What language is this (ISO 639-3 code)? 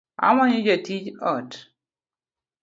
luo